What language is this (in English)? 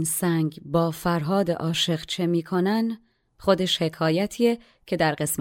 Persian